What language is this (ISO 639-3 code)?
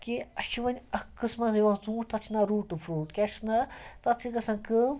kas